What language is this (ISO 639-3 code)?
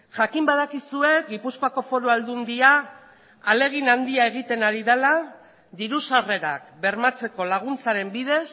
eus